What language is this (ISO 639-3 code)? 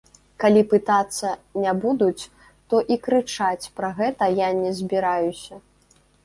bel